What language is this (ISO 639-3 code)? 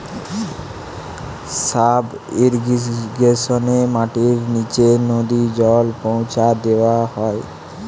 ben